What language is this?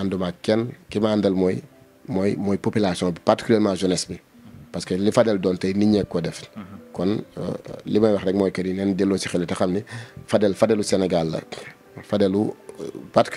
Arabic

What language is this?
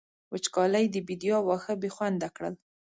Pashto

